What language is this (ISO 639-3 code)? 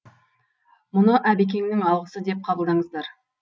kaz